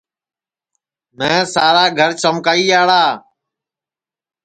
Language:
Sansi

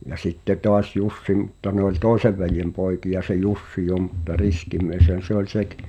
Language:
Finnish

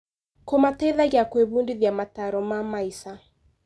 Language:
Kikuyu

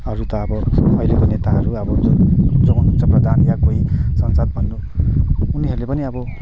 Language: Nepali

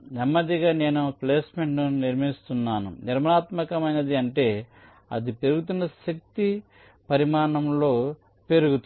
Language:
Telugu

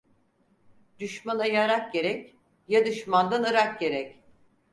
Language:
Turkish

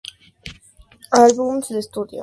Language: Spanish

